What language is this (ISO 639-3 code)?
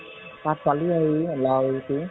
asm